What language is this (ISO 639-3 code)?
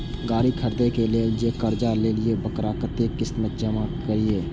mai